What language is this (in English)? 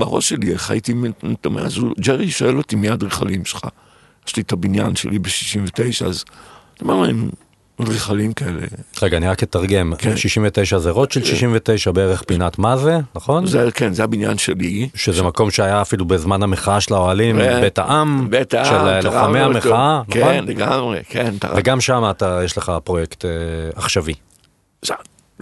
Hebrew